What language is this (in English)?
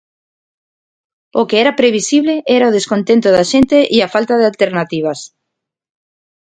Galician